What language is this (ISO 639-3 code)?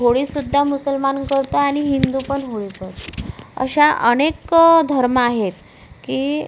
mar